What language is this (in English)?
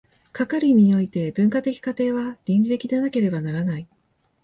Japanese